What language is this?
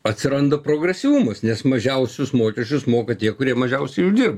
Lithuanian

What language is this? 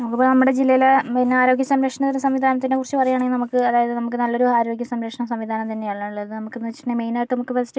Malayalam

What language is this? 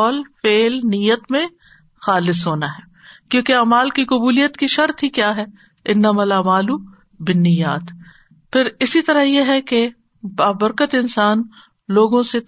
Urdu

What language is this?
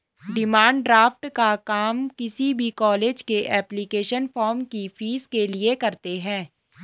Hindi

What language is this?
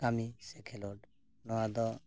Santali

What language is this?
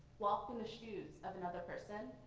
English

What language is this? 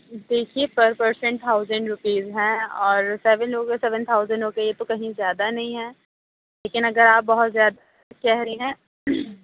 Urdu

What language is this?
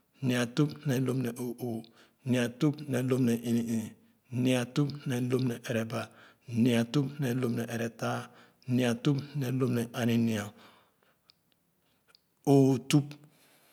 Khana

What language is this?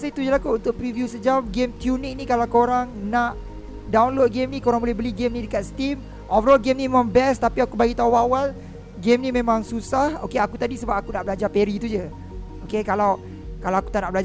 Malay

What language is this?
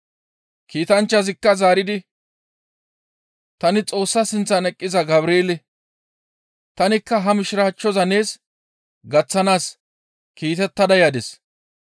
Gamo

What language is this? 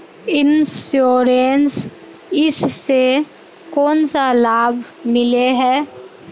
Magahi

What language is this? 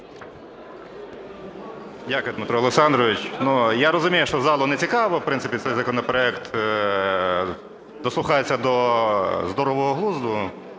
Ukrainian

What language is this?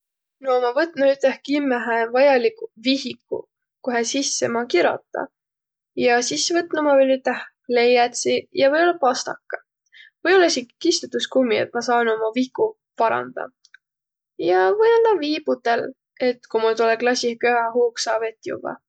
Võro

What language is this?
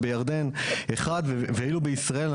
Hebrew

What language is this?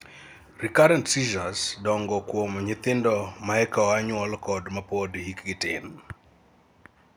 Luo (Kenya and Tanzania)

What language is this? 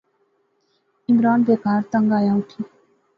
Pahari-Potwari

